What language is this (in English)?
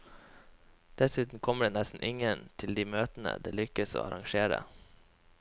Norwegian